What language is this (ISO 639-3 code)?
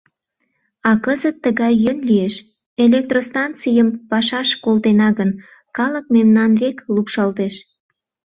chm